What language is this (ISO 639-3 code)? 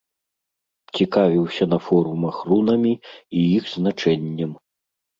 bel